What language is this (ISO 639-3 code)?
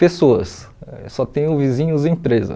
por